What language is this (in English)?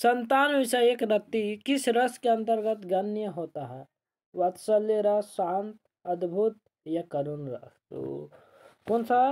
Hindi